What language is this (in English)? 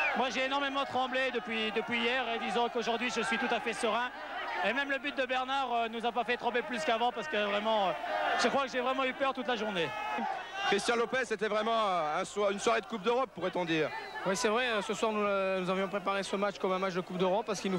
French